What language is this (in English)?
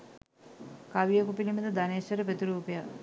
Sinhala